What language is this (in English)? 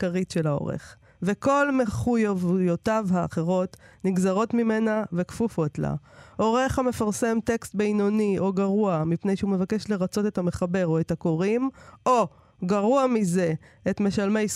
Hebrew